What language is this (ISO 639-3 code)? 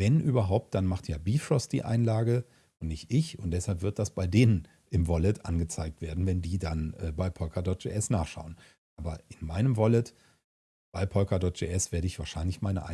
deu